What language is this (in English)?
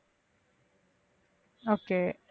Tamil